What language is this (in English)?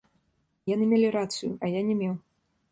Belarusian